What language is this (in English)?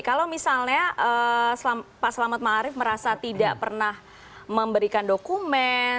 Indonesian